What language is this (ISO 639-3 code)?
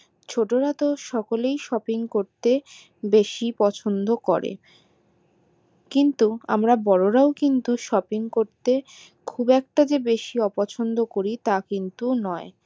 ben